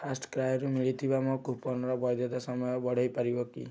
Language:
Odia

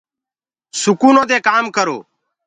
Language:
Gurgula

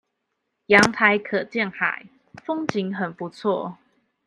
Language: Chinese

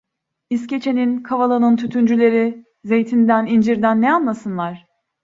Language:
Turkish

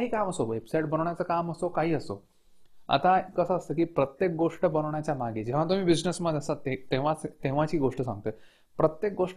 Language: Marathi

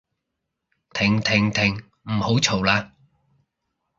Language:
Cantonese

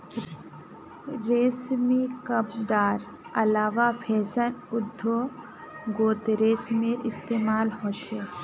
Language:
Magahi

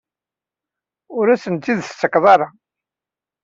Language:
Kabyle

